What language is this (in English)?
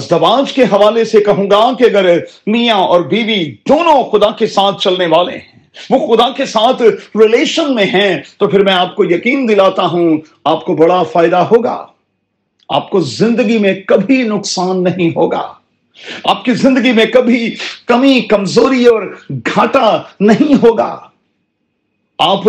Urdu